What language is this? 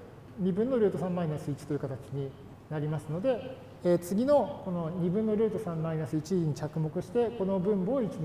Japanese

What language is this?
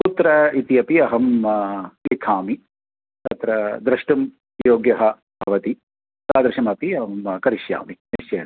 Sanskrit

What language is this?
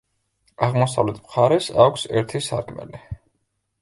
Georgian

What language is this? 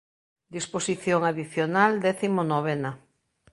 Galician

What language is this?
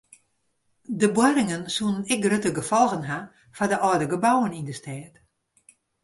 Western Frisian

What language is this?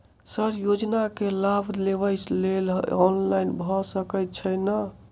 Maithili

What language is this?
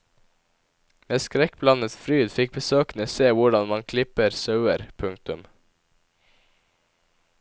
Norwegian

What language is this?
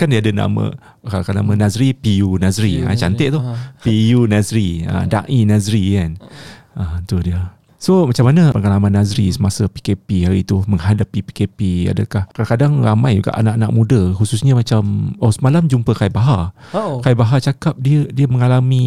Malay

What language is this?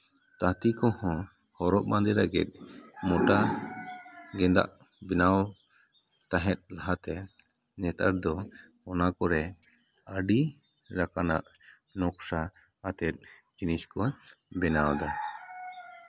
Santali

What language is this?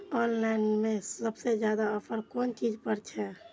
Maithili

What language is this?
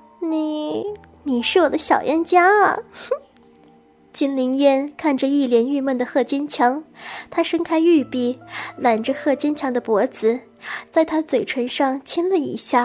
Chinese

